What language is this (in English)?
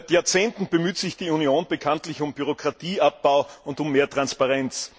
German